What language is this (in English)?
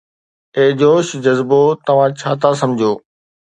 Sindhi